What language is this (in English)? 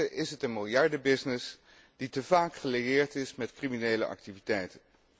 Dutch